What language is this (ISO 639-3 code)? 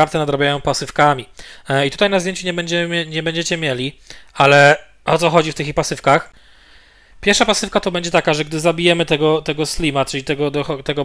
pol